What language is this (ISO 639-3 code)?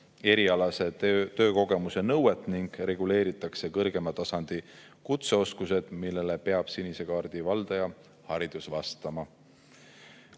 est